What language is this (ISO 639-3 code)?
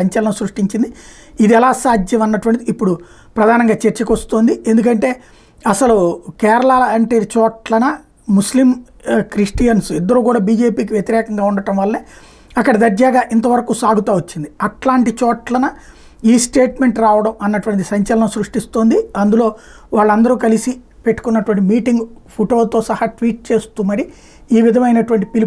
tel